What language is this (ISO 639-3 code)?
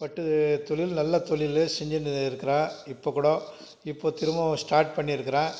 tam